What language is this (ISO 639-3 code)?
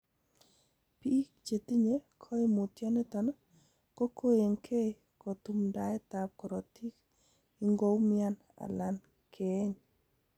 kln